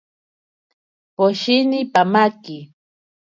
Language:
Ashéninka Perené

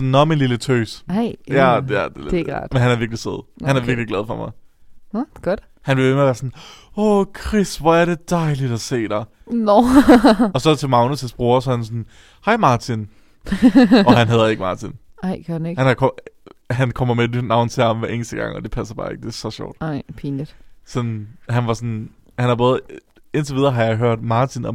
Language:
Danish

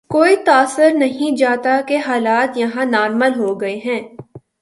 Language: Urdu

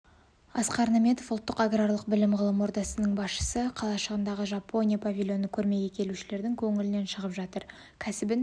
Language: Kazakh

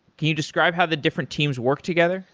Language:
English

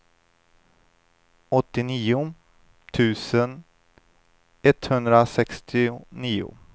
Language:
Swedish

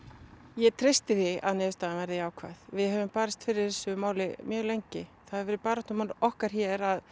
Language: Icelandic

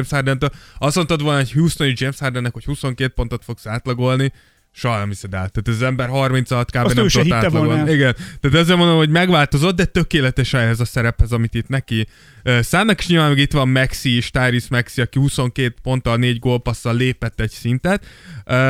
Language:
Hungarian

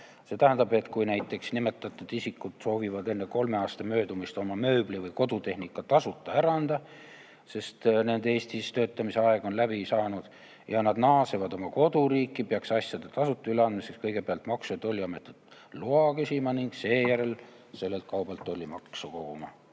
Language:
Estonian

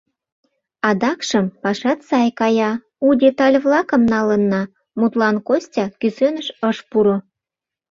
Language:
Mari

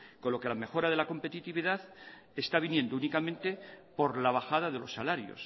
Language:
Spanish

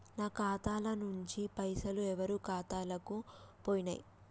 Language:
Telugu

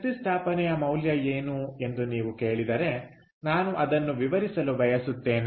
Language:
Kannada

